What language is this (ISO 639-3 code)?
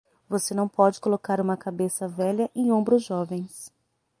por